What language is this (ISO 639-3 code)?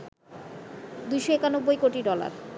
ben